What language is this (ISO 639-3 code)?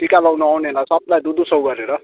nep